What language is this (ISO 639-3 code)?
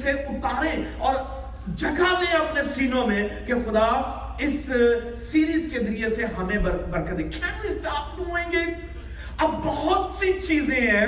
urd